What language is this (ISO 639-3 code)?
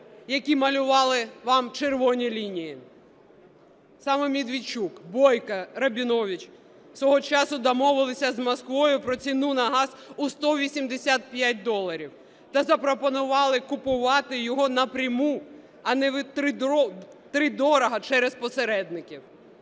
ukr